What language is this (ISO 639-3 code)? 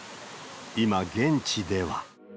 jpn